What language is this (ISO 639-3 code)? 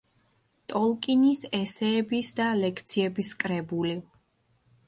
kat